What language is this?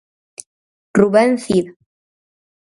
Galician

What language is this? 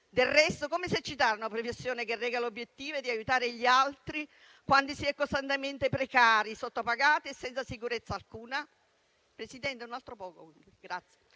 Italian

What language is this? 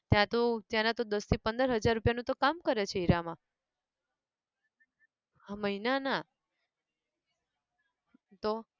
Gujarati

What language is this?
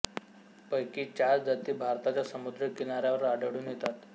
Marathi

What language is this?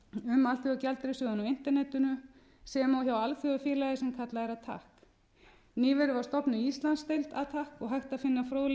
Icelandic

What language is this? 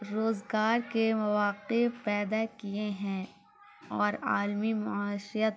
Urdu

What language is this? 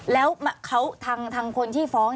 Thai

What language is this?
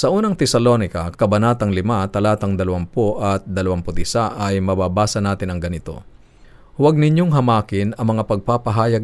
Filipino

